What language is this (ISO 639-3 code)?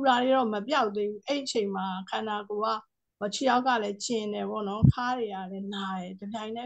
tha